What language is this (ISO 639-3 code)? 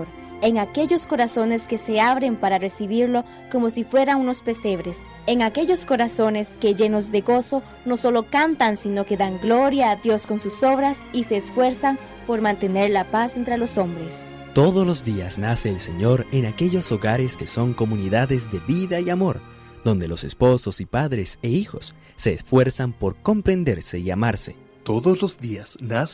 spa